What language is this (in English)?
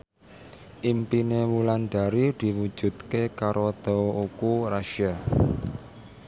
Javanese